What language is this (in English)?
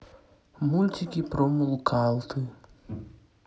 Russian